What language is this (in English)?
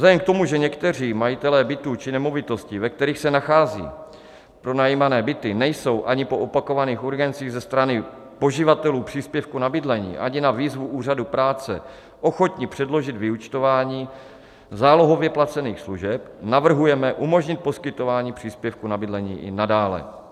Czech